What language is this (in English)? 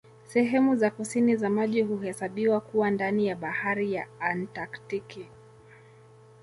Swahili